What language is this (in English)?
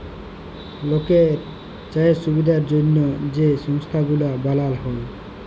Bangla